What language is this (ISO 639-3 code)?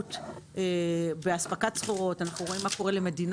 heb